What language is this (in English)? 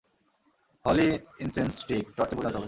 Bangla